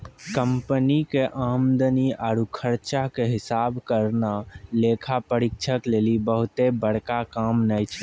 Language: Maithili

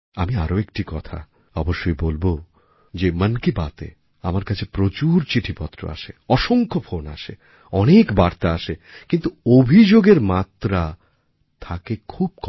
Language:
Bangla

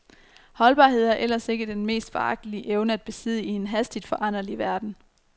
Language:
Danish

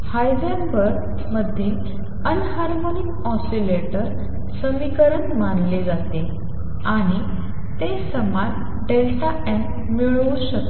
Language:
Marathi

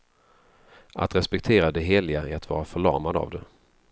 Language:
Swedish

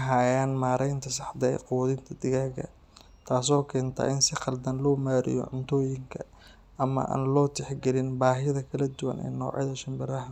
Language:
Somali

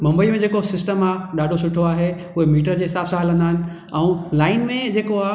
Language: Sindhi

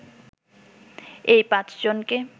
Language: Bangla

